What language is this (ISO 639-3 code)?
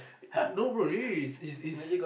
eng